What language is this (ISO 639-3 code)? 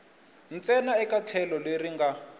tso